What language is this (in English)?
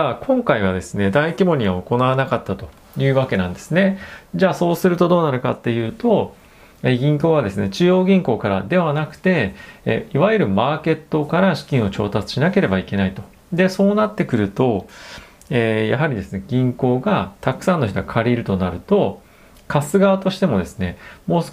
Japanese